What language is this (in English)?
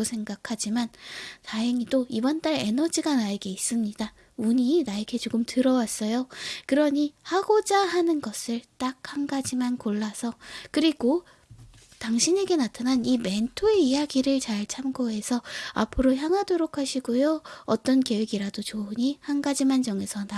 Korean